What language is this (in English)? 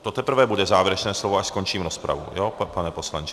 Czech